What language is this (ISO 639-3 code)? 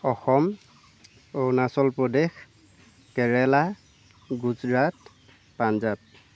asm